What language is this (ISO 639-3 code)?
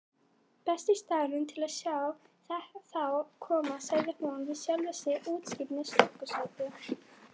isl